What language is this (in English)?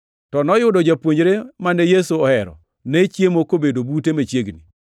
Luo (Kenya and Tanzania)